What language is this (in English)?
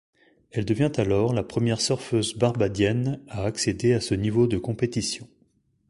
French